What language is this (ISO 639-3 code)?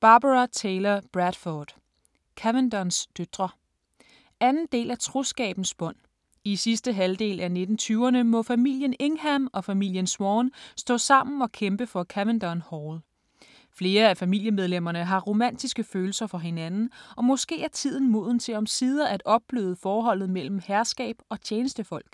dan